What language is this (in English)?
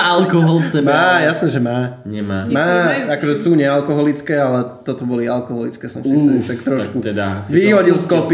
Slovak